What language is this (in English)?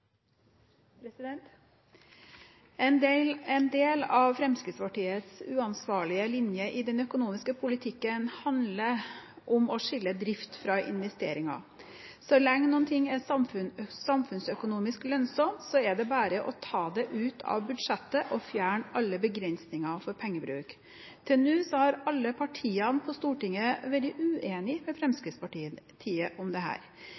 Norwegian Bokmål